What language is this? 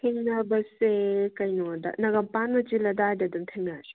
Manipuri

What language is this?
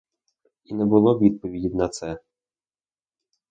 Ukrainian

